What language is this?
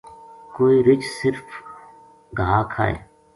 Gujari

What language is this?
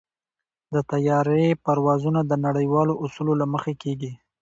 Pashto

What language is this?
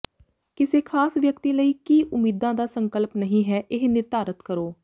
Punjabi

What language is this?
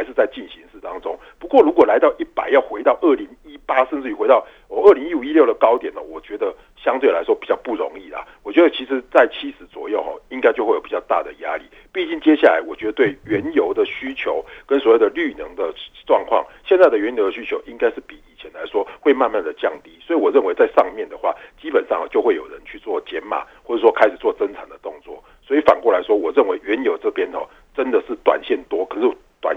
Chinese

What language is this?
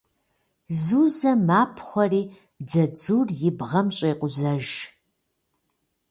Kabardian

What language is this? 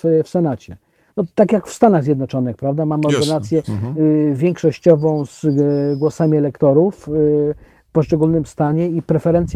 Polish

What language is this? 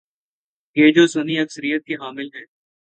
Urdu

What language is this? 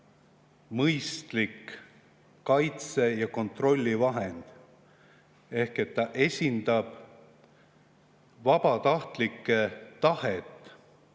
Estonian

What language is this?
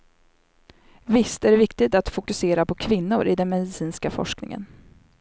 Swedish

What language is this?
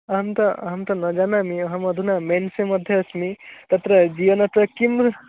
Sanskrit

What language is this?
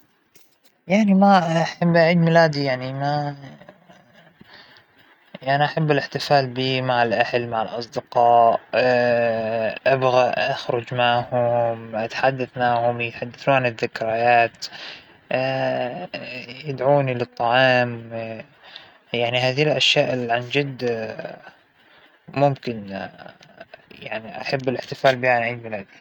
Hijazi Arabic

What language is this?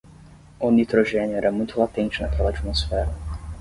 Portuguese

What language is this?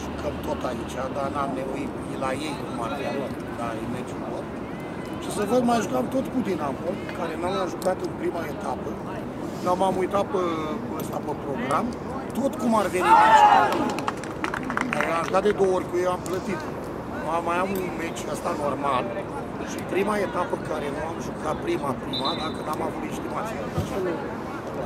Romanian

